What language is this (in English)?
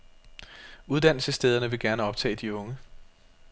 Danish